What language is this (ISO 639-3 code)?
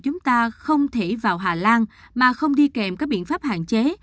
vie